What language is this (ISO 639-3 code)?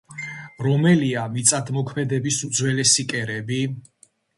kat